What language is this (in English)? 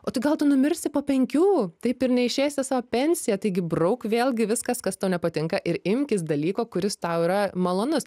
Lithuanian